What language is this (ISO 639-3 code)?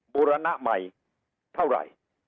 tha